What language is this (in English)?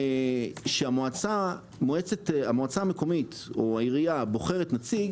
Hebrew